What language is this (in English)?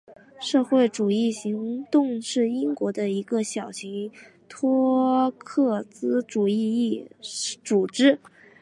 Chinese